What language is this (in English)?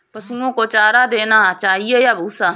Hindi